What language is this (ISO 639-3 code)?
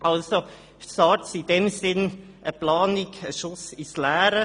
gsw